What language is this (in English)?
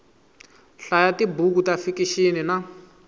Tsonga